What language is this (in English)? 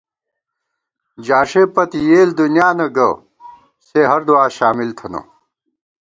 Gawar-Bati